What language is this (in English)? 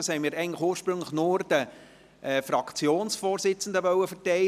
Swiss German